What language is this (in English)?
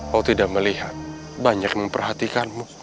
Indonesian